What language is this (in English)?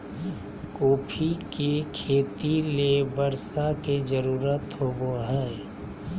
Magahi